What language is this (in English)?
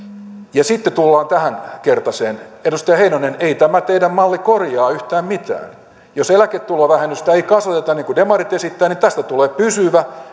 Finnish